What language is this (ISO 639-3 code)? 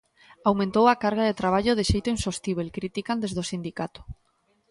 glg